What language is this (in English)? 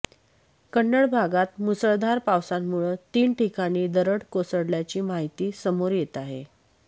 Marathi